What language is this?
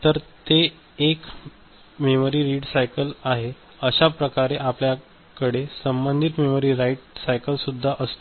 Marathi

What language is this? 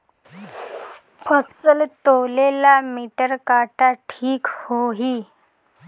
Bhojpuri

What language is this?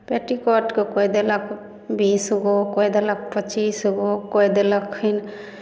Maithili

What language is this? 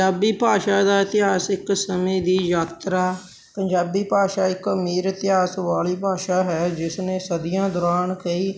Punjabi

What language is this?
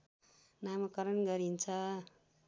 Nepali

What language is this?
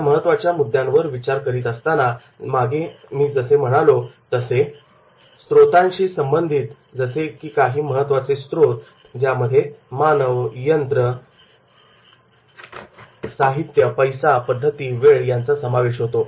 Marathi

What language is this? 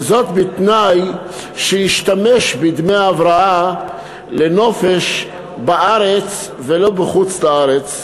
Hebrew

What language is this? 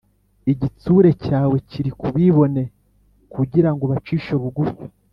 Kinyarwanda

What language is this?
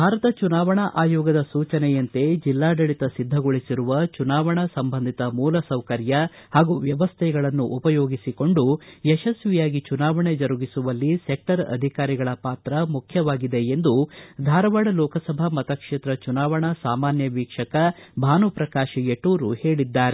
Kannada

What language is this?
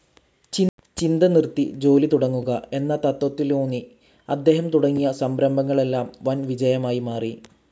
Malayalam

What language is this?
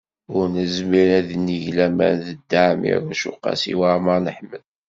Kabyle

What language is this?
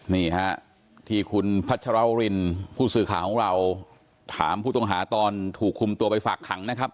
Thai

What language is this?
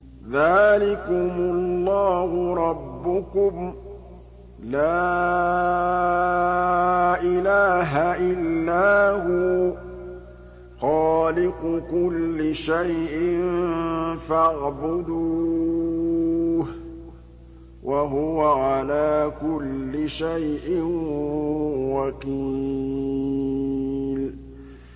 Arabic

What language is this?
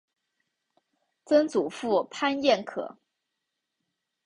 Chinese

